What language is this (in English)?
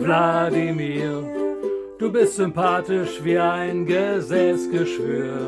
German